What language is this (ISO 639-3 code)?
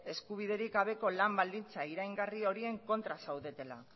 eus